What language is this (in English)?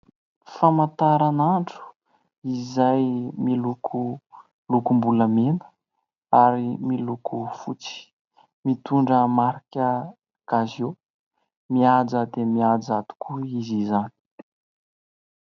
Malagasy